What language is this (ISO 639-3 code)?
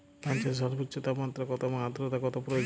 ben